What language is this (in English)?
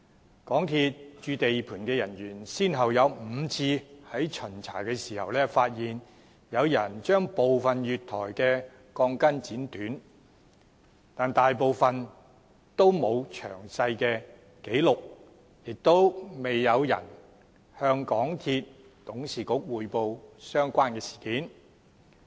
Cantonese